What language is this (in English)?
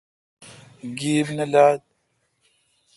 Kalkoti